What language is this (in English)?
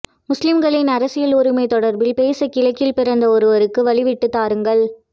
Tamil